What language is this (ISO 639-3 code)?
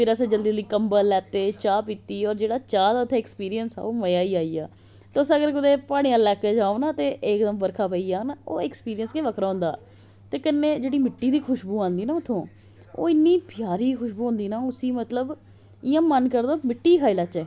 doi